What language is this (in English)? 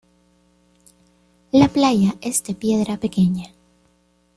Spanish